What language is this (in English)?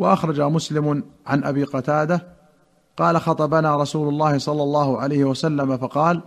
Arabic